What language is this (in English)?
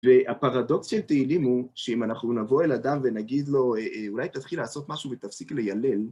Hebrew